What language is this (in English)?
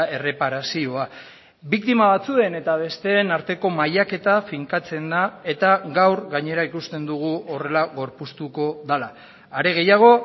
Basque